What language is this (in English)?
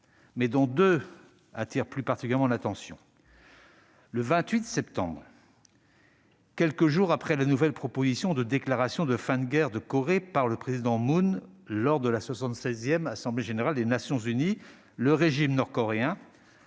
French